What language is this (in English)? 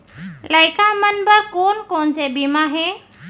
Chhattisgarhi